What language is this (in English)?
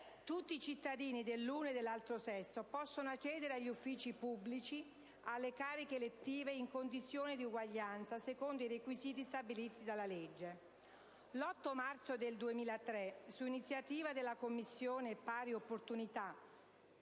Italian